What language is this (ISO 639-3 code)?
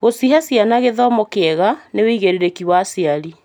kik